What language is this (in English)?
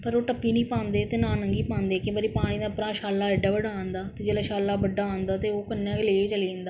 Dogri